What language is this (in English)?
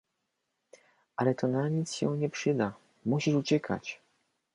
Polish